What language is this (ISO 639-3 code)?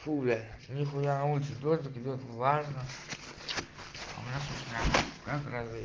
rus